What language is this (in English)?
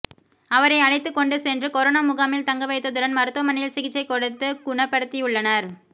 Tamil